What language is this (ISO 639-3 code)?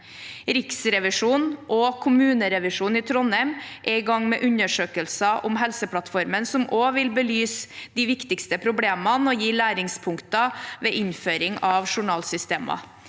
nor